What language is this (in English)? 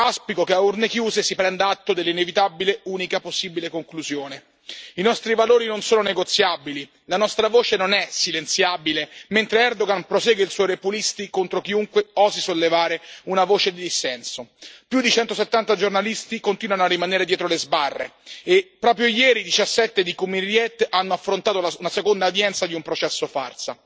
Italian